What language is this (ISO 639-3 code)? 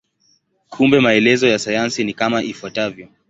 swa